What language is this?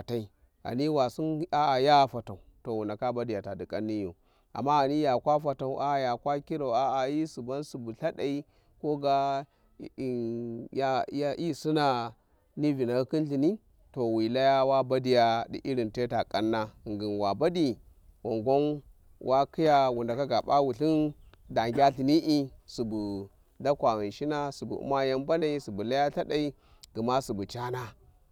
Warji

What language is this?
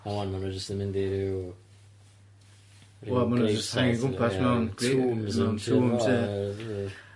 Welsh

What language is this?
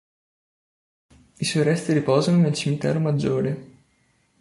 Italian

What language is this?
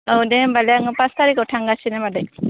Bodo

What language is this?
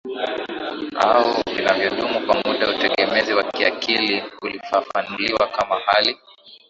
Swahili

